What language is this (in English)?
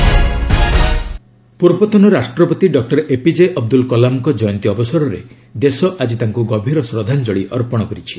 Odia